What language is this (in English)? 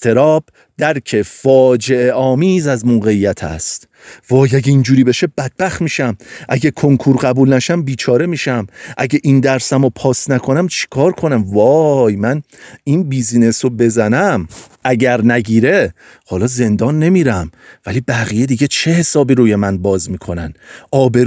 Persian